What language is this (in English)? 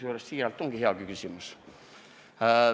Estonian